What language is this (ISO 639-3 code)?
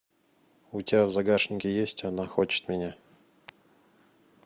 rus